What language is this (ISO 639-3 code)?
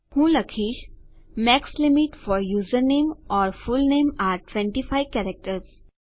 guj